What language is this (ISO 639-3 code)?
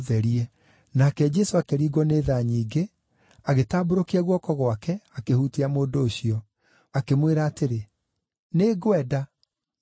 kik